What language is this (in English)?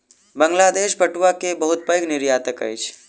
Maithili